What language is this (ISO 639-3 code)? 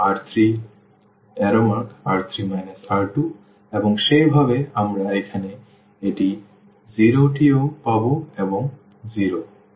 ben